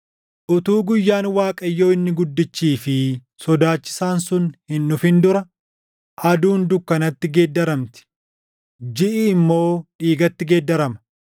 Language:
Oromo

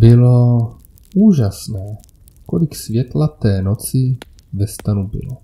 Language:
Czech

